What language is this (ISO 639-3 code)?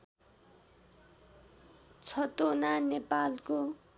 nep